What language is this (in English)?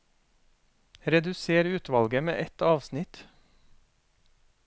Norwegian